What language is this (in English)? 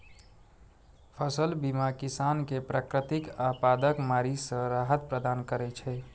Maithili